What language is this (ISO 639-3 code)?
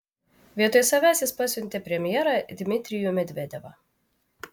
lit